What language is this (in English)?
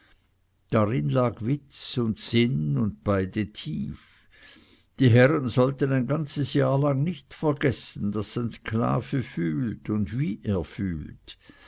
German